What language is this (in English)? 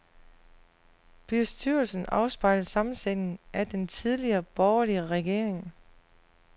Danish